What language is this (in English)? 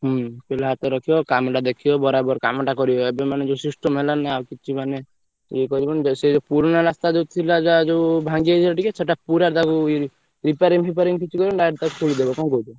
Odia